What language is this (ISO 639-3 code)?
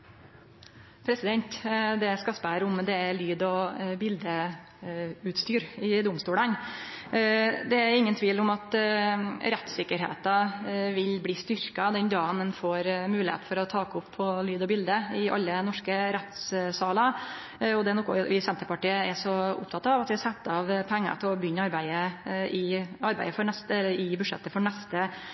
nno